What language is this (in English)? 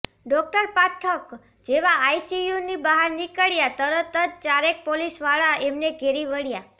Gujarati